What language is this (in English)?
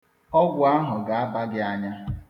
Igbo